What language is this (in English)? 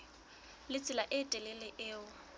Southern Sotho